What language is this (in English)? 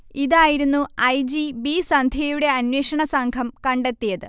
Malayalam